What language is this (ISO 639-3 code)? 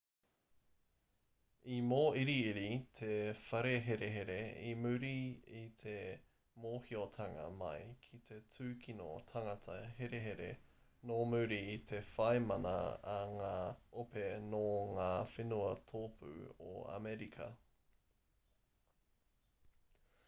mri